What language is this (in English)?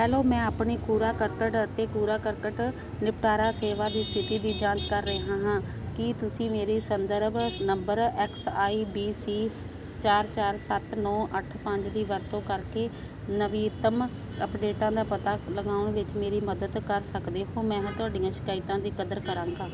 Punjabi